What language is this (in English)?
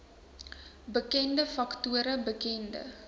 Afrikaans